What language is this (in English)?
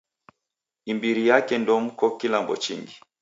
Taita